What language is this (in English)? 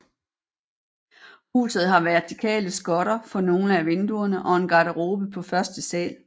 Danish